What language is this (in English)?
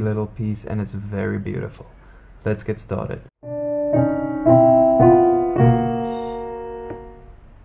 English